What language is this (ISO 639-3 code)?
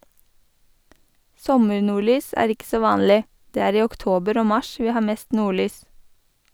nor